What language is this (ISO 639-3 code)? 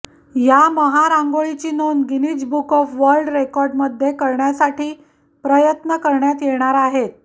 mar